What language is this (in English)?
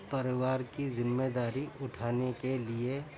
Urdu